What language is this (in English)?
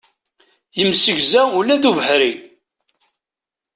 Kabyle